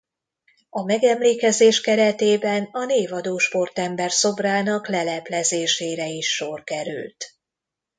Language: Hungarian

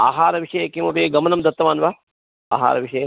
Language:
Sanskrit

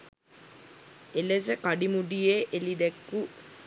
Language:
Sinhala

